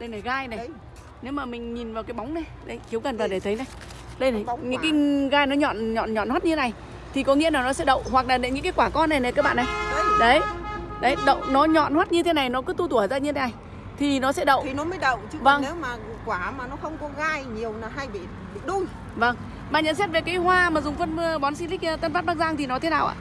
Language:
Vietnamese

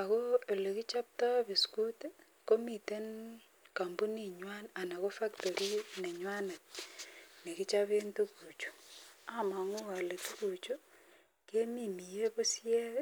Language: Kalenjin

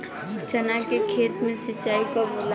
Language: Bhojpuri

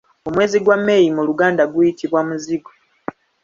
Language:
Ganda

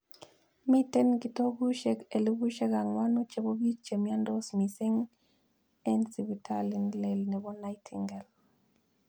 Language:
Kalenjin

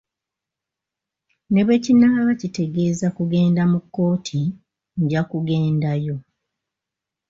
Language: Ganda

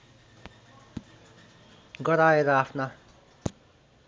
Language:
Nepali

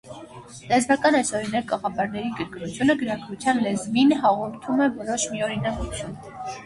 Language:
Armenian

